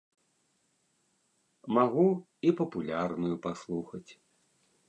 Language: Belarusian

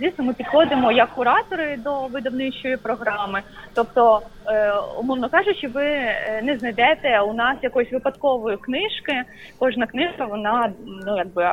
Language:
Ukrainian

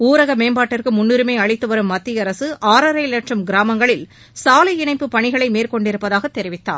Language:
Tamil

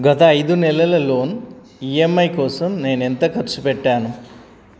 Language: Telugu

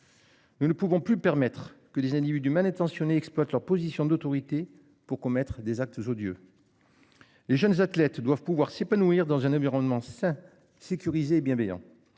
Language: French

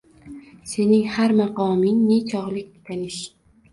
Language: Uzbek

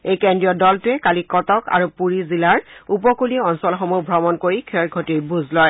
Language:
Assamese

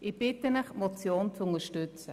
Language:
Swiss German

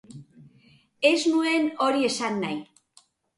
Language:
Basque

